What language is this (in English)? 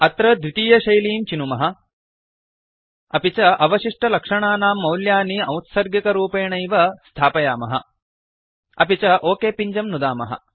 Sanskrit